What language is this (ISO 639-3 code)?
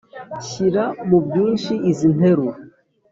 kin